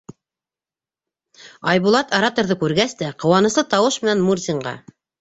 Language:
Bashkir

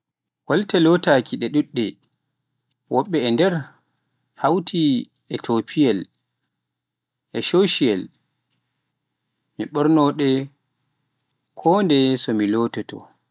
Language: Pular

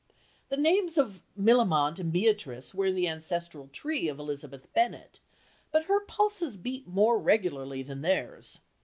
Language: English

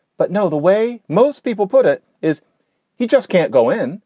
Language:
English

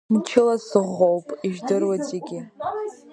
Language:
Abkhazian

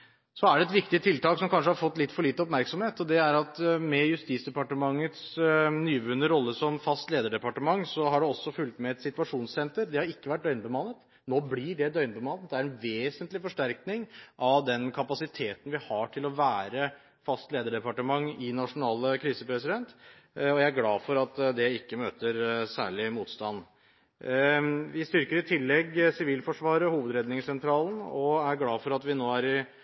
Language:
Norwegian Bokmål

